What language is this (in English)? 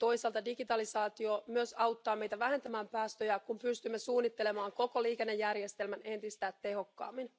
Finnish